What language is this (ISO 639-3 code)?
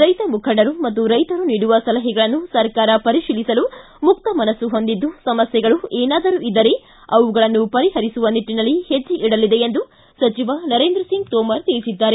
kan